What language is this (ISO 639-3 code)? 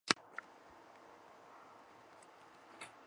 zho